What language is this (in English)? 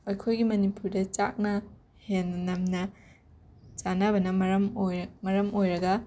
Manipuri